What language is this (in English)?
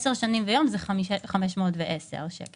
Hebrew